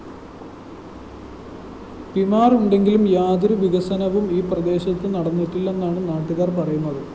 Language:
Malayalam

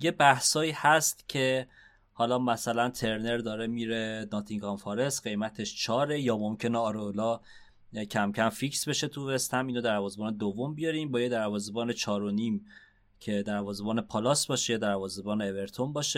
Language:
Persian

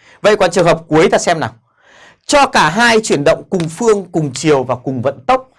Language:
Vietnamese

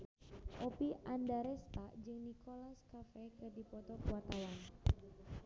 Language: Sundanese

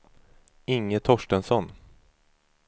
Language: Swedish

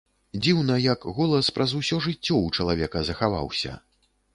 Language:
Belarusian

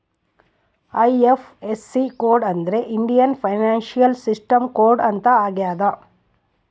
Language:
Kannada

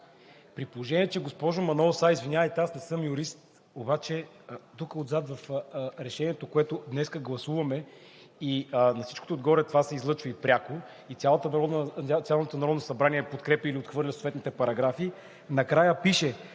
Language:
Bulgarian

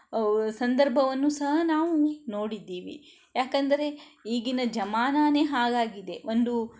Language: Kannada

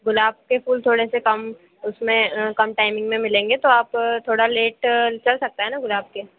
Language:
Hindi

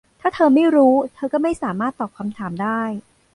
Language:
Thai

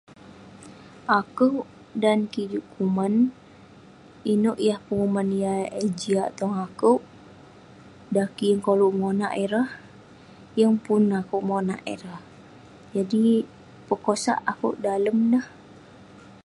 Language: Western Penan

